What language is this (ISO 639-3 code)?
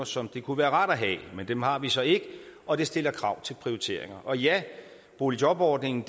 dan